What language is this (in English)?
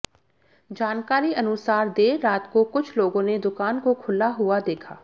Hindi